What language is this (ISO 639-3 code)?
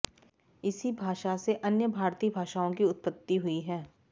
san